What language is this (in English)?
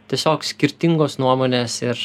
Lithuanian